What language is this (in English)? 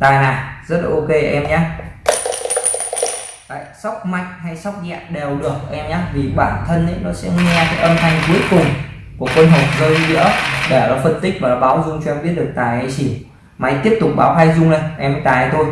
Vietnamese